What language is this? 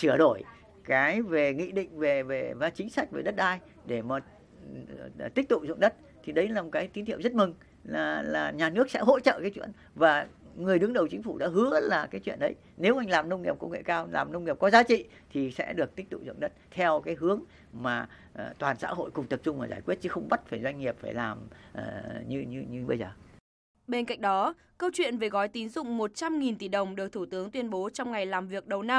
Vietnamese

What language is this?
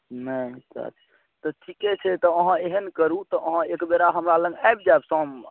Maithili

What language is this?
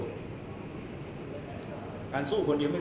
Thai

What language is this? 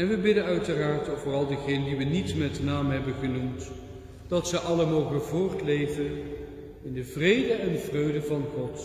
Dutch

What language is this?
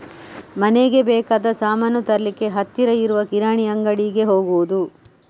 Kannada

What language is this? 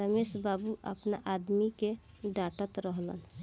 Bhojpuri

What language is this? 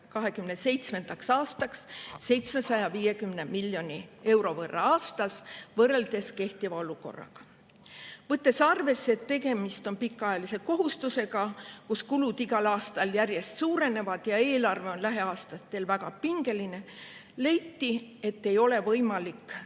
Estonian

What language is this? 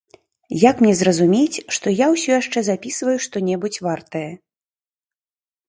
Belarusian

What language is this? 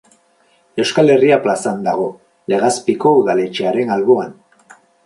Basque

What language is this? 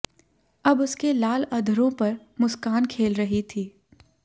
Hindi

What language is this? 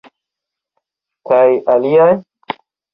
Esperanto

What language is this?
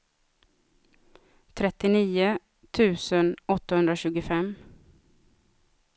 Swedish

